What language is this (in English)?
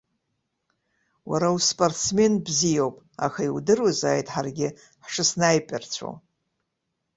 Abkhazian